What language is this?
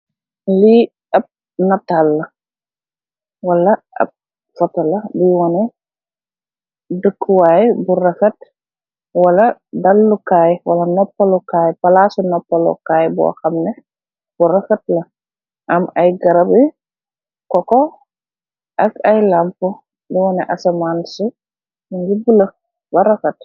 Wolof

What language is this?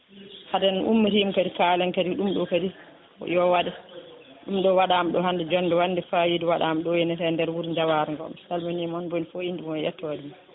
Fula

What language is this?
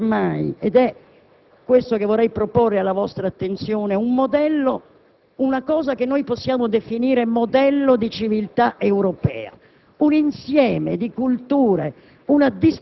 Italian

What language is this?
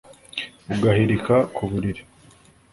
Kinyarwanda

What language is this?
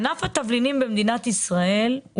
Hebrew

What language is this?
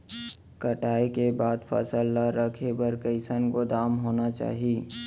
Chhattisgarhi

